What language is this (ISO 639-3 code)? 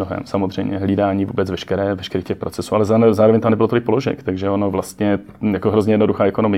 ces